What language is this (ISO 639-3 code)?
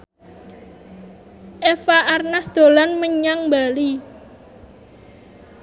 jav